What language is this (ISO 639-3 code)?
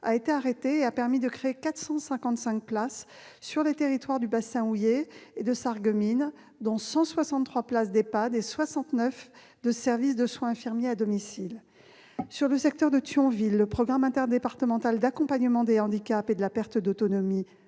fra